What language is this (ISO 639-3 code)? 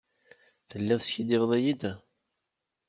kab